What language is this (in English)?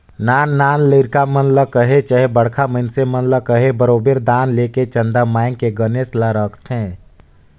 Chhattisgarhi